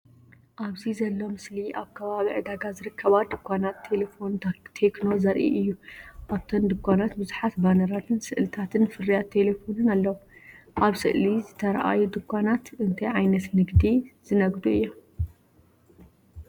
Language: Tigrinya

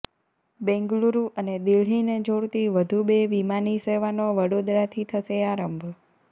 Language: Gujarati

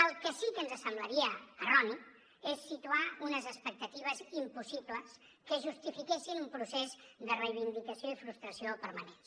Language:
Catalan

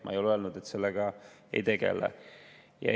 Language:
Estonian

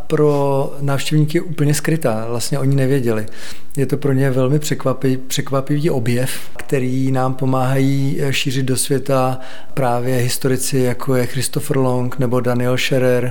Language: Czech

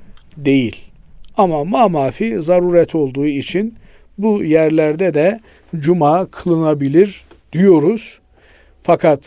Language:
Turkish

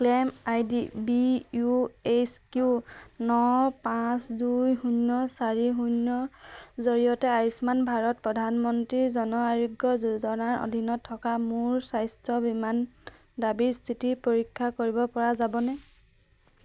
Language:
Assamese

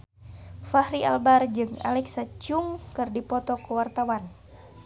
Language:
Sundanese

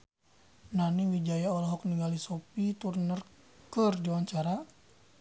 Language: Sundanese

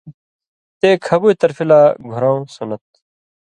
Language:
Indus Kohistani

